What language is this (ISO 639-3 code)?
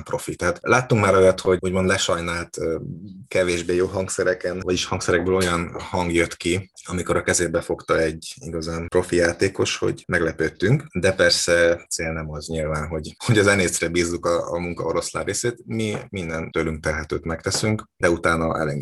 hun